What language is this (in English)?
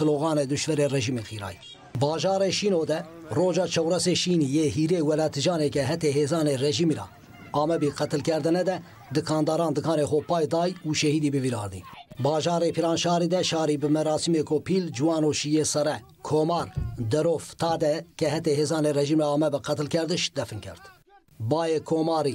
Turkish